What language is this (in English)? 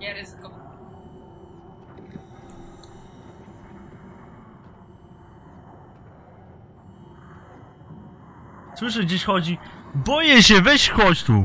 Polish